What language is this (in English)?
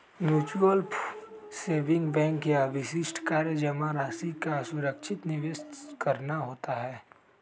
Magahi